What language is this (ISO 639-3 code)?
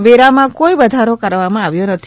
guj